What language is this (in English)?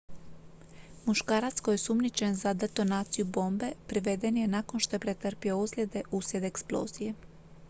Croatian